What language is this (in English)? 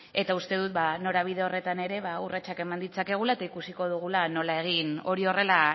Basque